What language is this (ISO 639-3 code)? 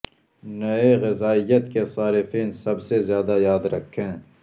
urd